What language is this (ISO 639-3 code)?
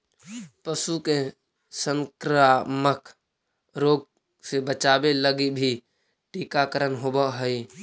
mag